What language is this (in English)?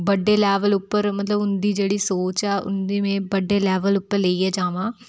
Dogri